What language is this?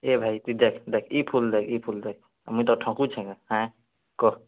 Odia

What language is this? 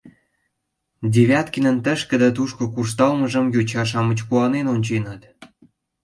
Mari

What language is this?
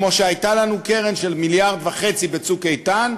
Hebrew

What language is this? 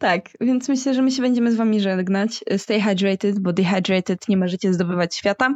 Polish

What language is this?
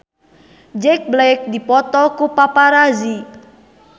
Sundanese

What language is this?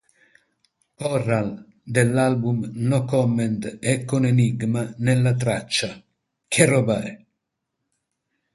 Italian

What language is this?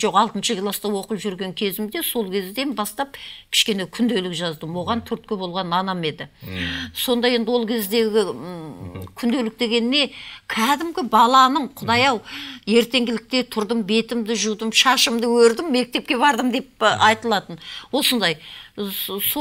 Turkish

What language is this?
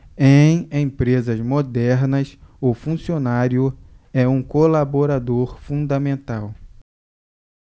Portuguese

